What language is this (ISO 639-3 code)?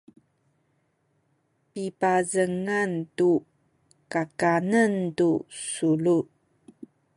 szy